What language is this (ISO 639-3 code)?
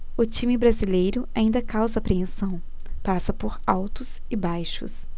por